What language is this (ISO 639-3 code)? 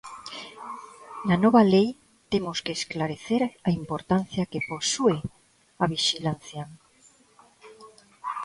glg